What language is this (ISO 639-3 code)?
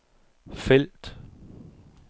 dan